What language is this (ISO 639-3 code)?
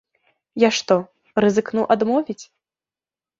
bel